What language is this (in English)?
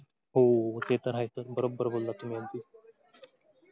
Marathi